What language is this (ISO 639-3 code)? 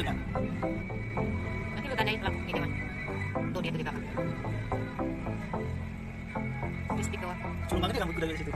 nld